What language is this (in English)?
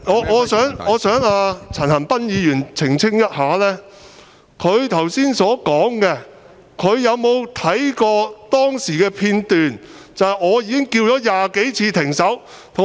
Cantonese